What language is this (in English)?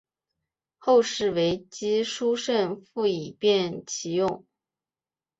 Chinese